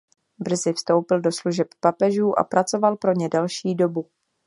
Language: Czech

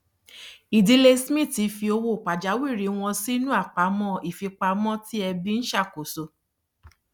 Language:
Yoruba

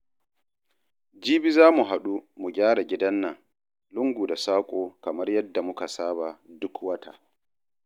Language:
Hausa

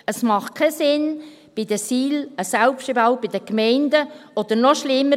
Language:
Swiss German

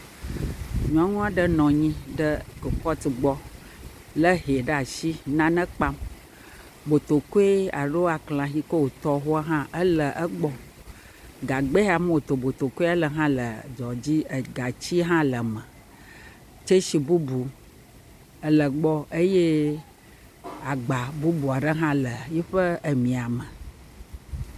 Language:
Ewe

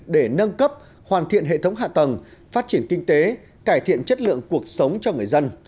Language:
Vietnamese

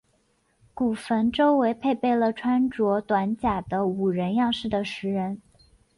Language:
Chinese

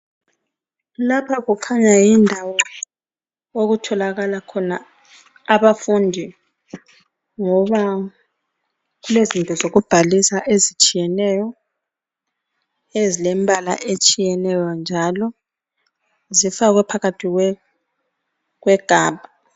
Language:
North Ndebele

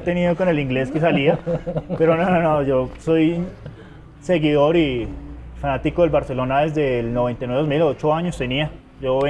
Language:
Spanish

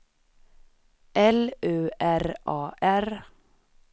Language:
Swedish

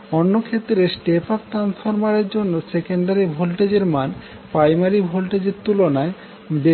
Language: Bangla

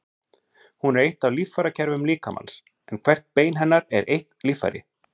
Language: Icelandic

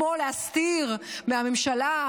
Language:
Hebrew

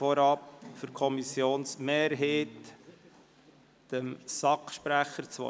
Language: Swiss German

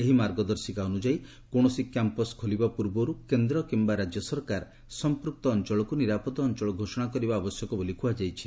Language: Odia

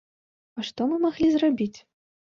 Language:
Belarusian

